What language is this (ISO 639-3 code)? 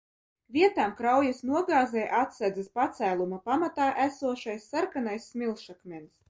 lav